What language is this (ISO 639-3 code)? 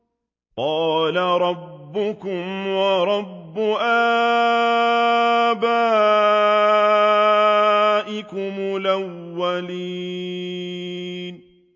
ara